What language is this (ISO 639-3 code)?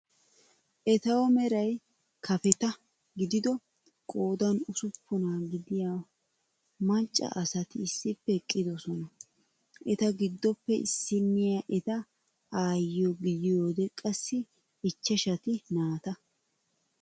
wal